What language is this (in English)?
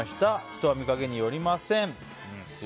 Japanese